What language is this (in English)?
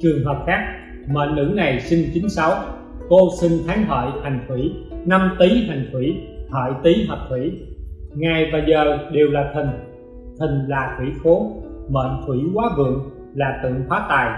Vietnamese